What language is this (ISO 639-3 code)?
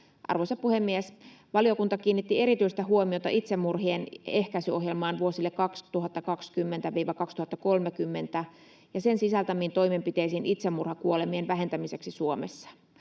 fin